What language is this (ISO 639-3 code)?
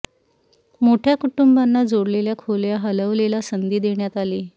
mar